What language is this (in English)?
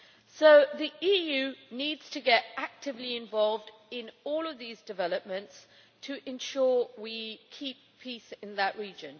English